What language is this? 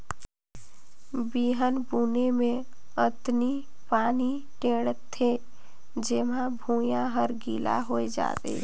Chhattisgarhi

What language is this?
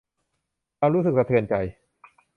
Thai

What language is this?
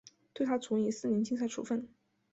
Chinese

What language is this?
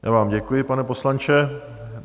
Czech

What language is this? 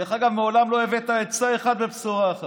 Hebrew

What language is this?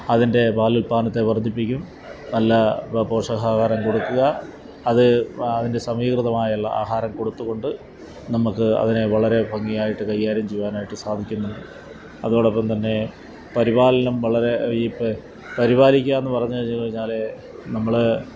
Malayalam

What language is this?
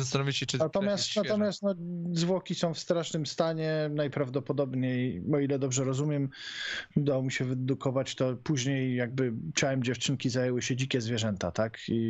Polish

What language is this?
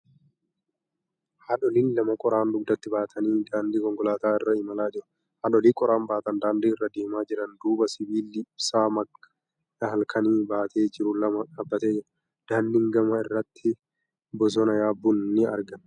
Oromo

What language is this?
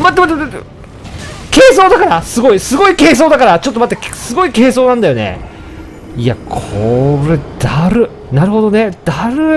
Japanese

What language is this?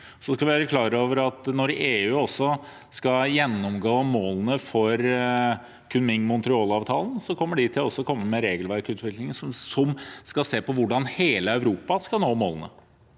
Norwegian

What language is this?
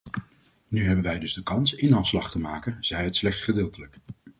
Dutch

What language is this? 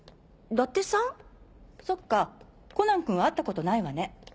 Japanese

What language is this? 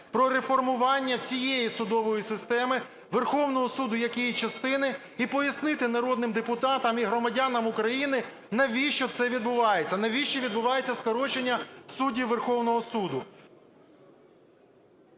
Ukrainian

